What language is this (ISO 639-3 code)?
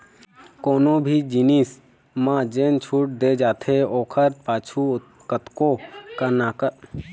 hne